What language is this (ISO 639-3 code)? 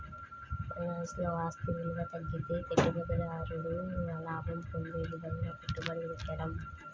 tel